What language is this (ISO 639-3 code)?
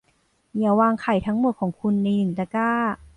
tha